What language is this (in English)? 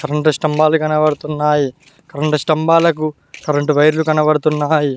Telugu